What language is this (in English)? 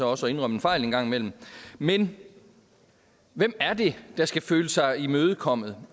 Danish